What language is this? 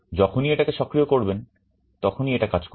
Bangla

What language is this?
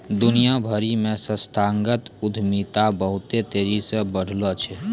Maithili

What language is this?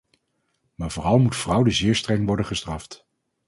Dutch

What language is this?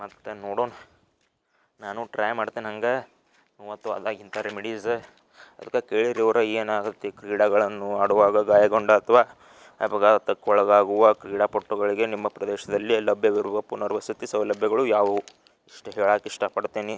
Kannada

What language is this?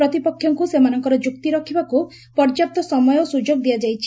Odia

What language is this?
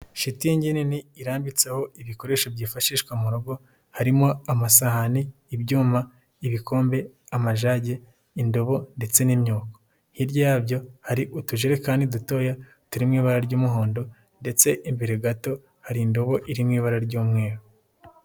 Kinyarwanda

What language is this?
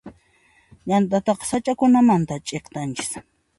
Puno Quechua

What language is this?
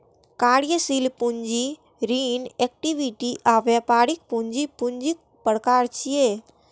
Maithili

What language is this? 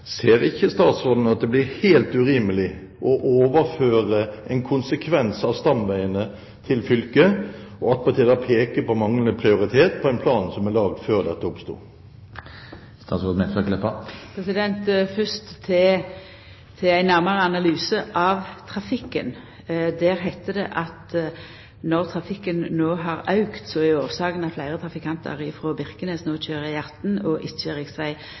Norwegian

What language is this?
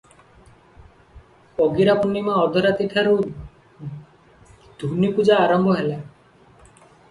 Odia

